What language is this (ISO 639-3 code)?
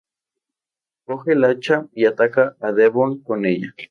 spa